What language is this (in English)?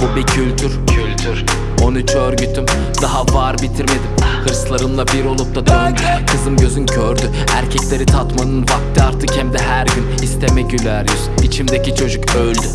Turkish